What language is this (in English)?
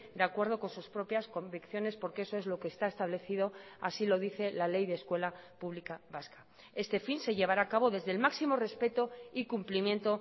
Spanish